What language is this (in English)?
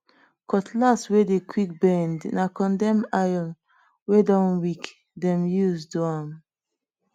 Nigerian Pidgin